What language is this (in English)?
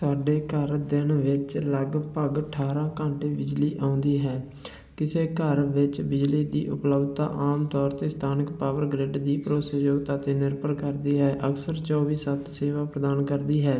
Punjabi